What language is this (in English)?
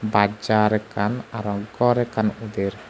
Chakma